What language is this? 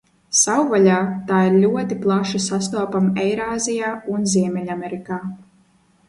Latvian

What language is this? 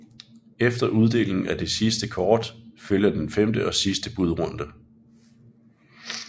Danish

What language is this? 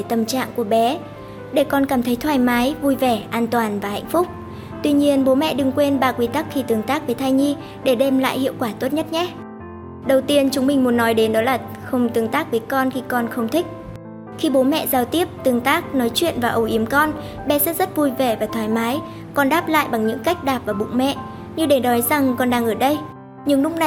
Vietnamese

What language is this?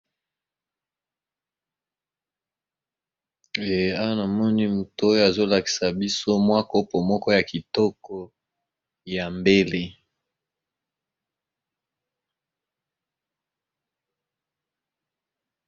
Lingala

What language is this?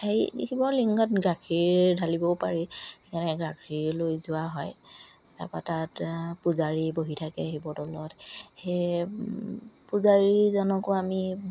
Assamese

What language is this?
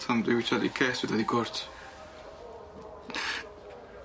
Welsh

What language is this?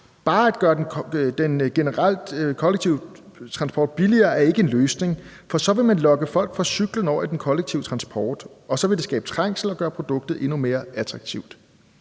Danish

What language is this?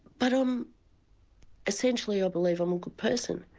English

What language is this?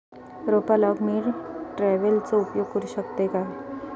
Marathi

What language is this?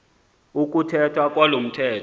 Xhosa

